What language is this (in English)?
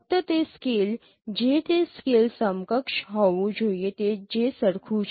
Gujarati